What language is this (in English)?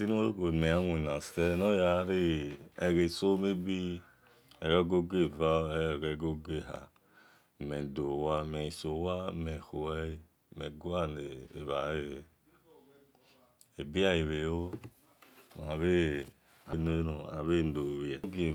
Esan